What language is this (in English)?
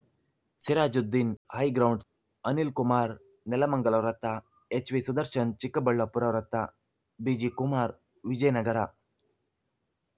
Kannada